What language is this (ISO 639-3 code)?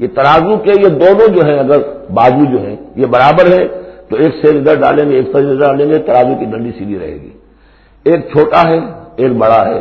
urd